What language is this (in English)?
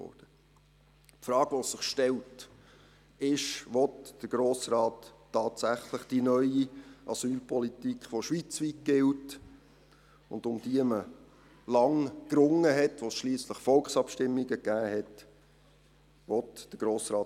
Swiss German